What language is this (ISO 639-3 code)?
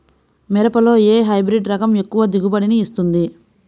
tel